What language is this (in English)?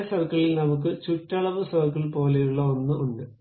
Malayalam